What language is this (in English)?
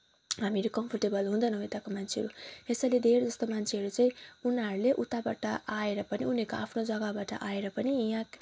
Nepali